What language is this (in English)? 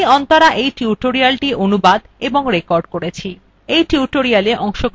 Bangla